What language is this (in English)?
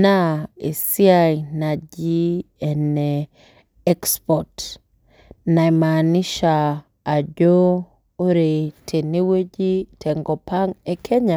Masai